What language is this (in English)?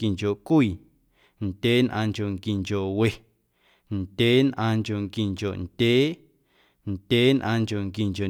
Guerrero Amuzgo